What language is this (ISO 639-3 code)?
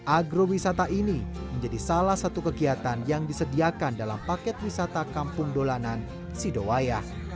ind